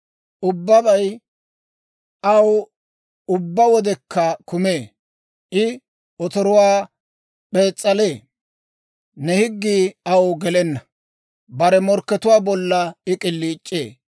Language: Dawro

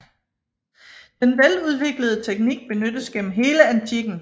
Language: Danish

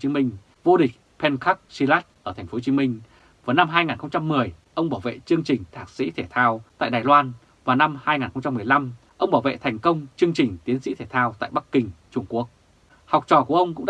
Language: Vietnamese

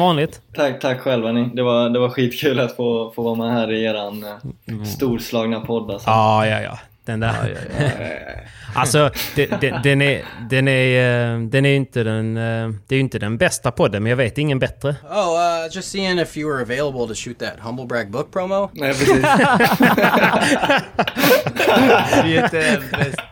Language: Swedish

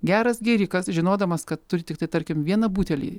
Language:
Lithuanian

